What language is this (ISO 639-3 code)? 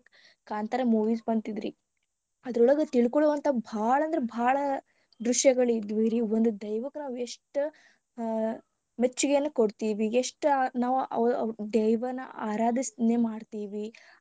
kan